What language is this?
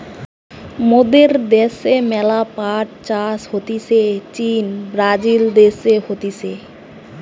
Bangla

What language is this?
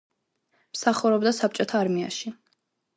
Georgian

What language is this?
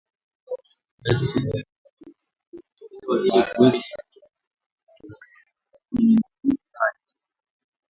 Swahili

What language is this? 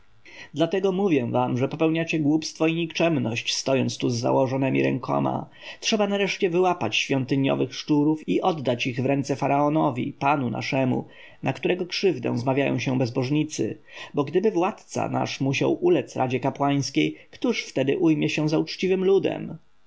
Polish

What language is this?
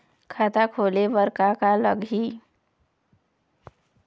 Chhattisgarhi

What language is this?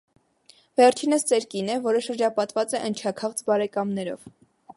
Armenian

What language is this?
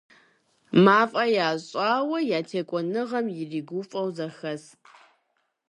Kabardian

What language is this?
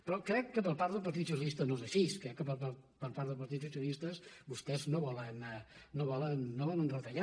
Catalan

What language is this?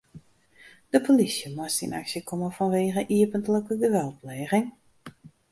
Western Frisian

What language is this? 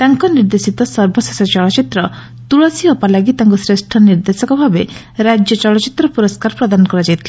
Odia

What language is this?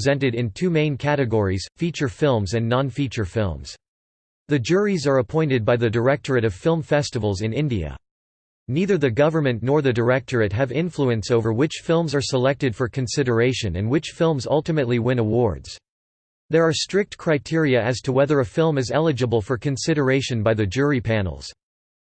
English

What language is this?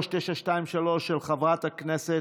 Hebrew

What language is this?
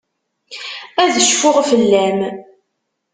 Kabyle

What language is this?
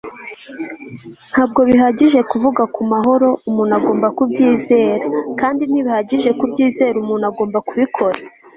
Kinyarwanda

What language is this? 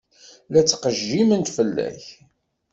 Kabyle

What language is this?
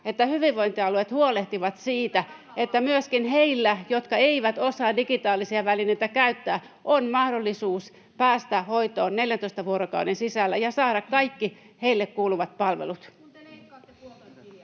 Finnish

